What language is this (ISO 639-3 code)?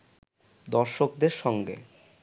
ben